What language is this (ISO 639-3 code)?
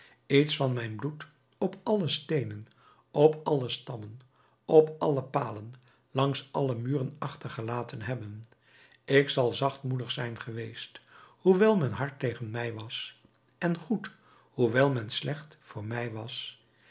nld